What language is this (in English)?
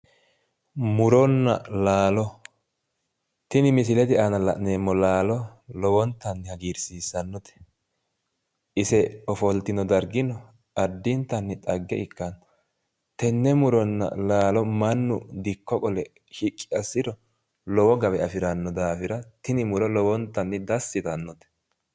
Sidamo